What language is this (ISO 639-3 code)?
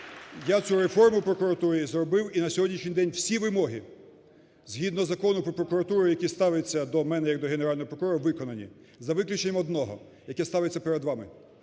ukr